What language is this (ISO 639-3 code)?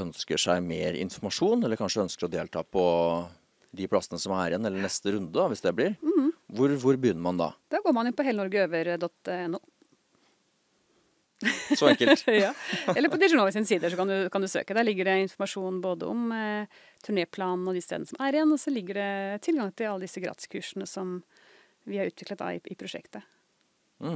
nor